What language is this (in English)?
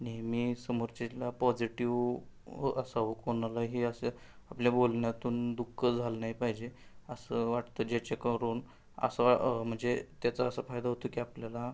Marathi